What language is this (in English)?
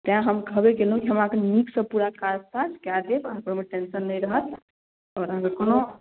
Maithili